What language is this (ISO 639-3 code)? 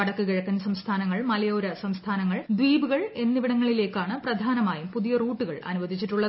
mal